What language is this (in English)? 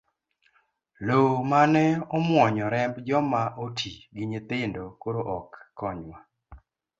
Luo (Kenya and Tanzania)